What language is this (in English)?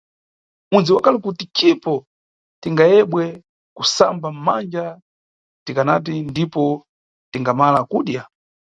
Nyungwe